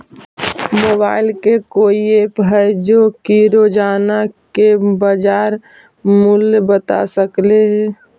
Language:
Magahi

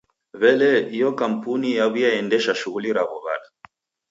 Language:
Taita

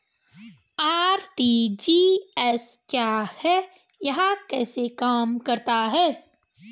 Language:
Hindi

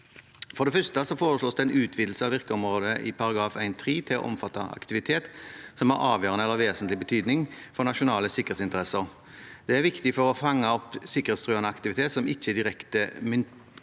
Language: Norwegian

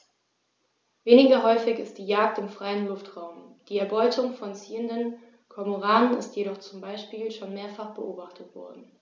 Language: German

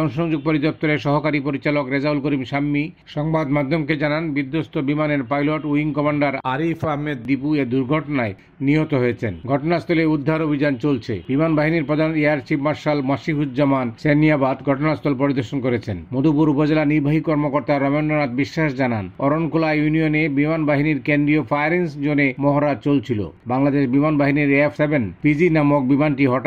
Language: Bangla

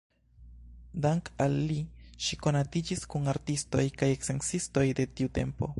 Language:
Esperanto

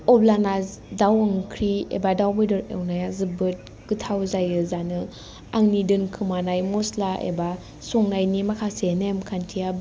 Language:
Bodo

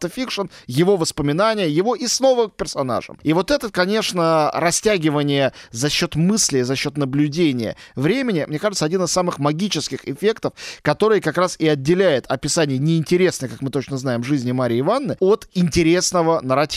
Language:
Russian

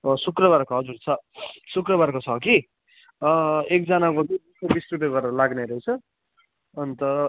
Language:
Nepali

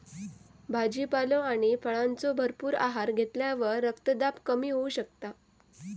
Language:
Marathi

